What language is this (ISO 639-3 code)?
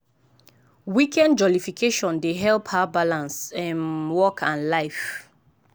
pcm